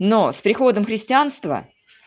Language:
Russian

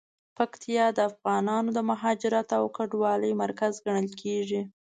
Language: Pashto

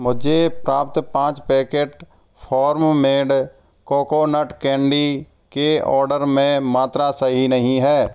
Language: Hindi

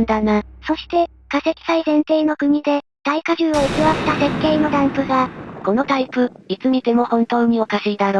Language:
Japanese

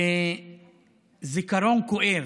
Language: Hebrew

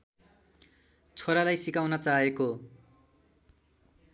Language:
Nepali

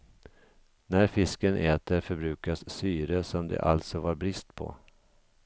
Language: Swedish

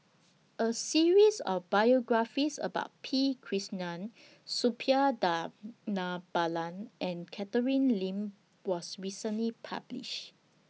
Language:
English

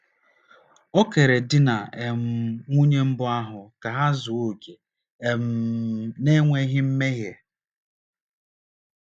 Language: Igbo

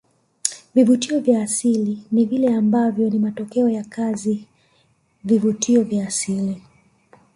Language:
Swahili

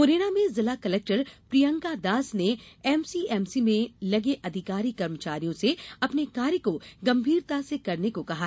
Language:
Hindi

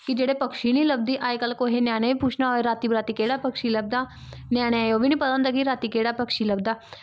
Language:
Dogri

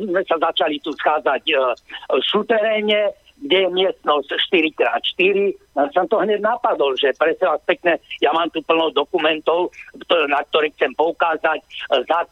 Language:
Slovak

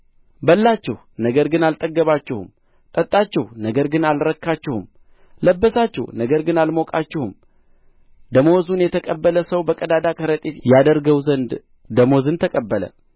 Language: Amharic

